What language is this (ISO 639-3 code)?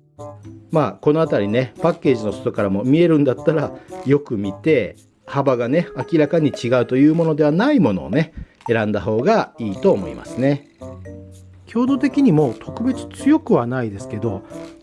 jpn